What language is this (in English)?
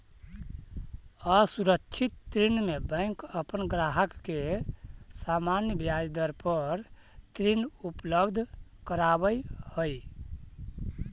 Magahi